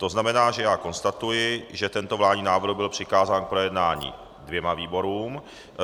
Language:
Czech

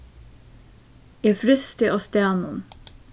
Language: Faroese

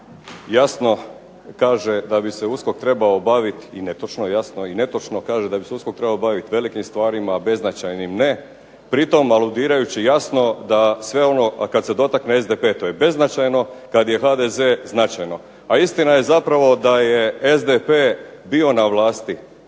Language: Croatian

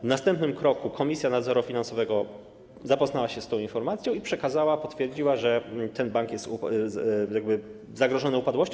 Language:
Polish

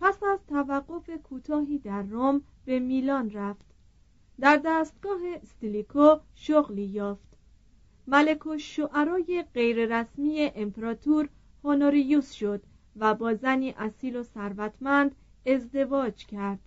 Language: Persian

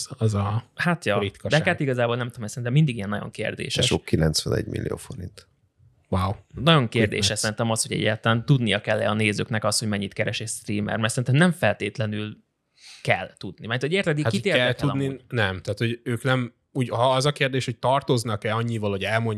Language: Hungarian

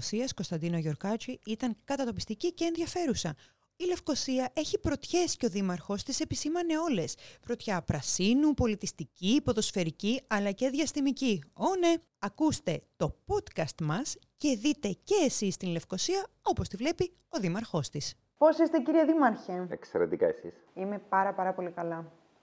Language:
Greek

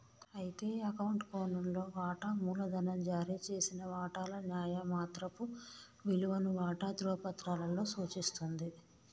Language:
Telugu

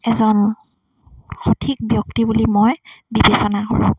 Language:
Assamese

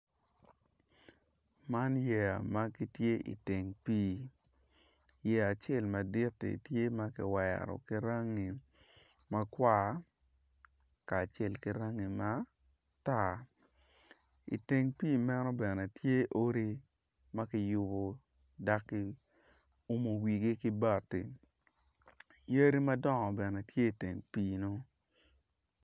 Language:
Acoli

